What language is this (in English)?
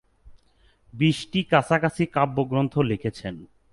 Bangla